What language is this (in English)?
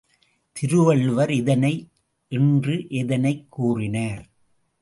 Tamil